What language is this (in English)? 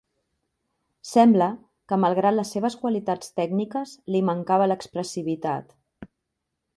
Catalan